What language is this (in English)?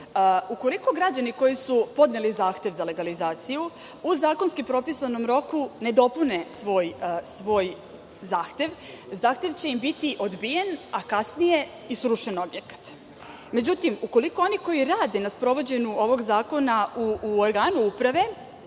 Serbian